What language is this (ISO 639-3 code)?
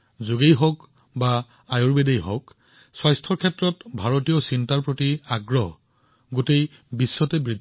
asm